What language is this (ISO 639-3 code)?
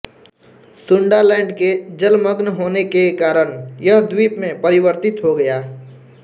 hin